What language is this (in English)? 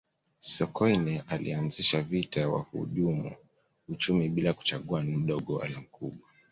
Swahili